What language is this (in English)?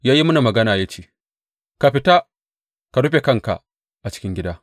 Hausa